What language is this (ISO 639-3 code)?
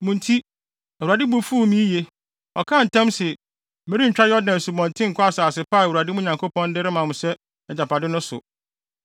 aka